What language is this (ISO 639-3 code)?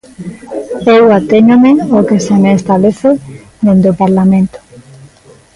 glg